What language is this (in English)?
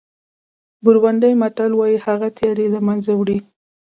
Pashto